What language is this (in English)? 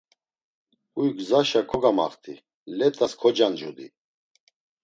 Laz